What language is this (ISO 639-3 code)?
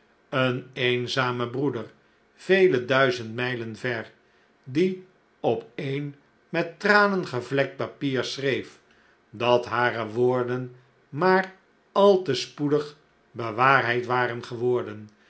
nld